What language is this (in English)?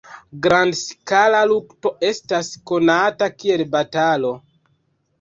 Esperanto